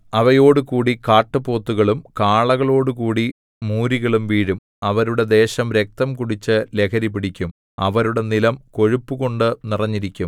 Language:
Malayalam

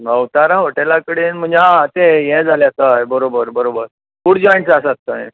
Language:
Konkani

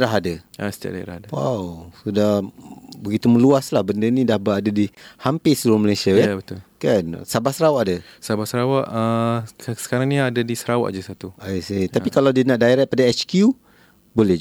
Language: Malay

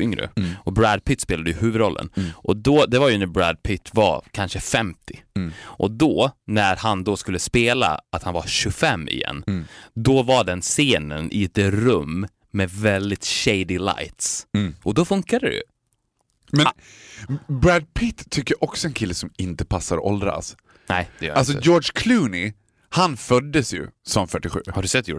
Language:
Swedish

